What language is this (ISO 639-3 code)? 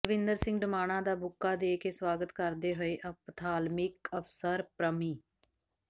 pan